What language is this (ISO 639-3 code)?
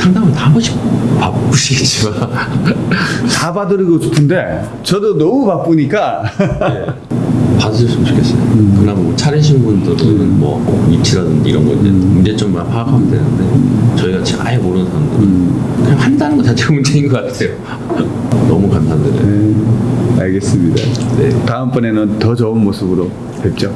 kor